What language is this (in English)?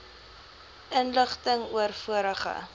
Afrikaans